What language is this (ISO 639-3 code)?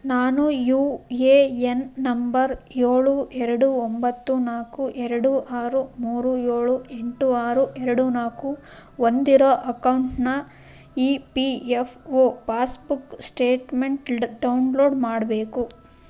kan